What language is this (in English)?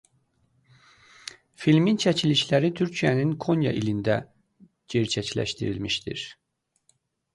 Azerbaijani